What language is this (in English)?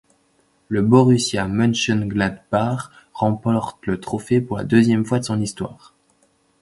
French